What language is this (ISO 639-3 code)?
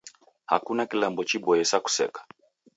dav